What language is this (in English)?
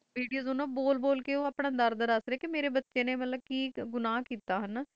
Punjabi